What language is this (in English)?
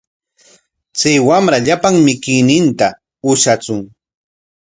Corongo Ancash Quechua